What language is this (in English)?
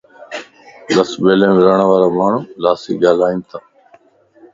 Lasi